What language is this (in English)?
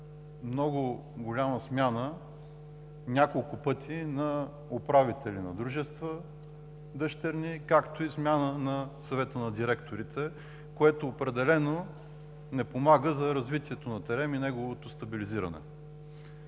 Bulgarian